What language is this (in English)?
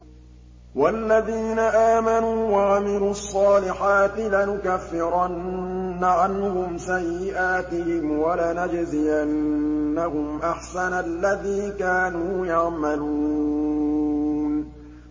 Arabic